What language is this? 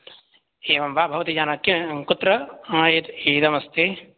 Sanskrit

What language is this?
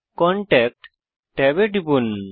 Bangla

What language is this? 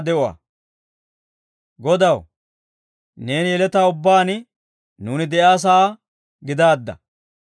Dawro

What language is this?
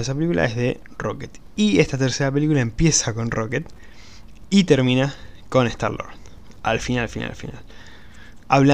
Spanish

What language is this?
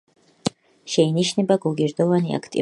Georgian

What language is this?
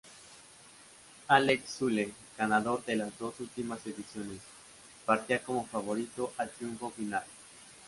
Spanish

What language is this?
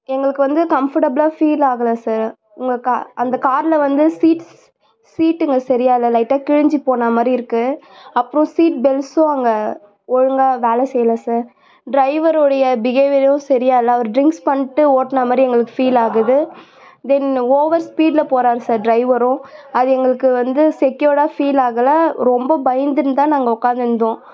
Tamil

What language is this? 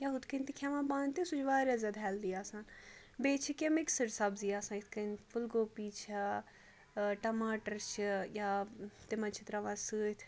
Kashmiri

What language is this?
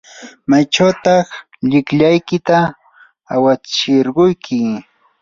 Yanahuanca Pasco Quechua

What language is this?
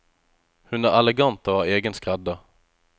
Norwegian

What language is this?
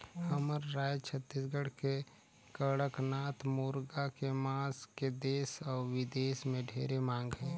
Chhattisgarhi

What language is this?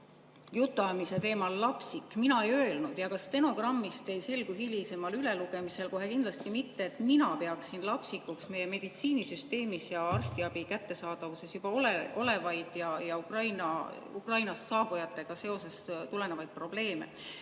Estonian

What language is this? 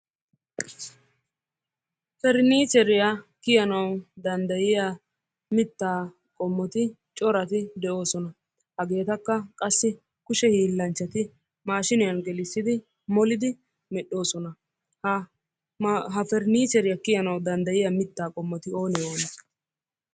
Wolaytta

